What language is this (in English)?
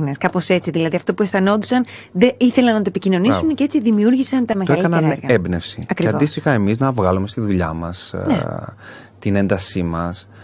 Greek